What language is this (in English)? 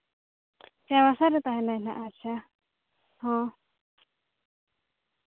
Santali